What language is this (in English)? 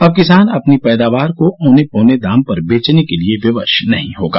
Hindi